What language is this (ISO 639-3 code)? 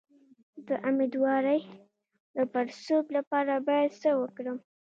pus